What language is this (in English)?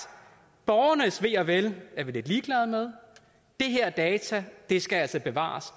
Danish